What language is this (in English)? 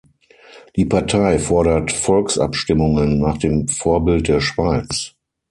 German